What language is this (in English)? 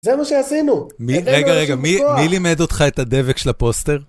Hebrew